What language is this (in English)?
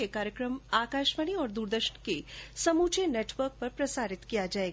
Hindi